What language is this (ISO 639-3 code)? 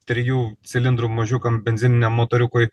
lit